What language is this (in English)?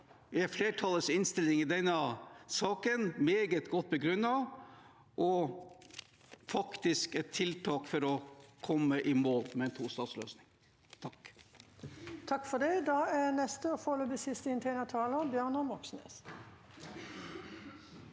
Norwegian